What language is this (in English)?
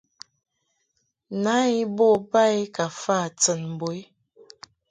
Mungaka